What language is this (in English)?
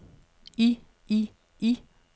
Danish